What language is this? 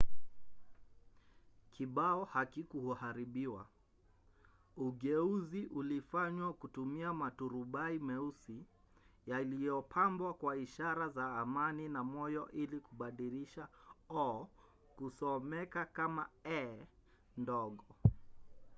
Swahili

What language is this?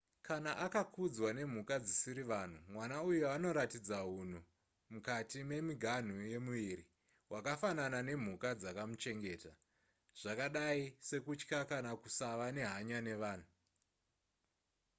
Shona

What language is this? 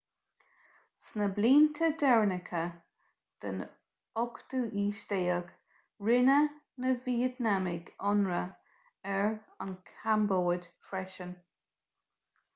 Irish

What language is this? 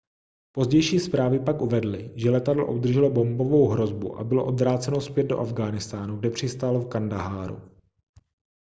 Czech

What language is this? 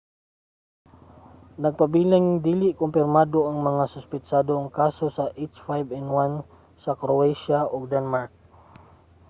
Cebuano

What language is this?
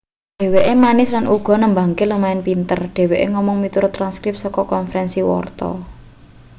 Javanese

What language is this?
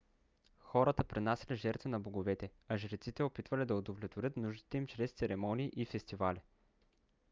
Bulgarian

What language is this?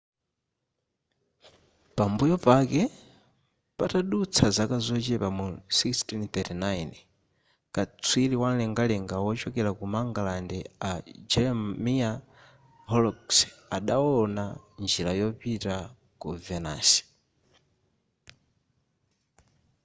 Nyanja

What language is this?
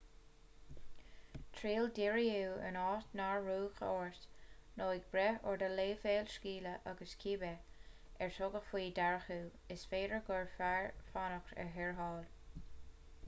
Irish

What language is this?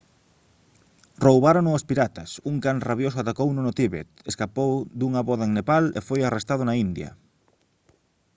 Galician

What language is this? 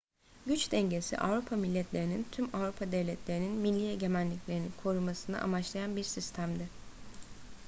Turkish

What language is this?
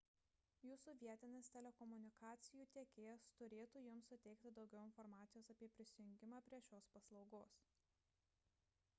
Lithuanian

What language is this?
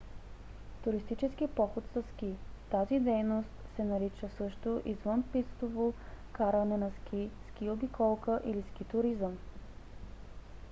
Bulgarian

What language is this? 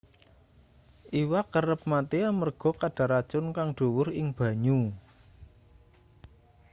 Javanese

